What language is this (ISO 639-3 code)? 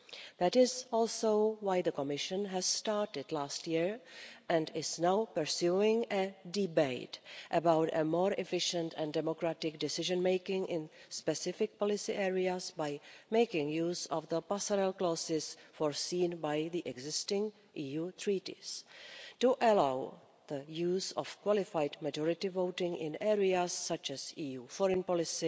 eng